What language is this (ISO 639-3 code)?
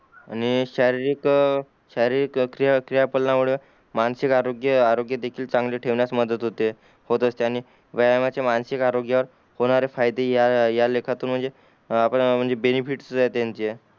mar